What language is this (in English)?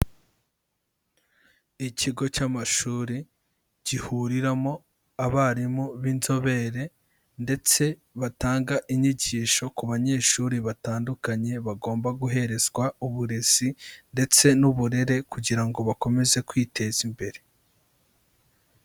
Kinyarwanda